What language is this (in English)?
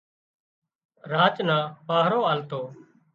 Wadiyara Koli